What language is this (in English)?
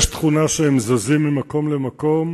Hebrew